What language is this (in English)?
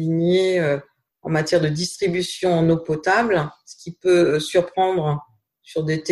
French